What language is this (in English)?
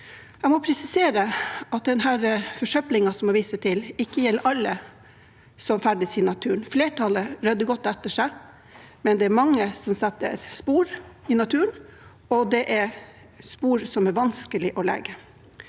Norwegian